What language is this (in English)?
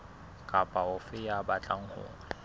Southern Sotho